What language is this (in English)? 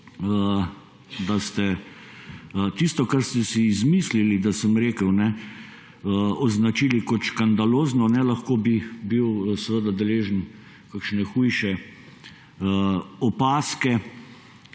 Slovenian